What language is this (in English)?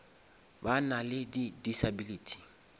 Northern Sotho